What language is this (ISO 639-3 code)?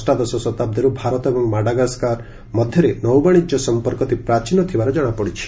ori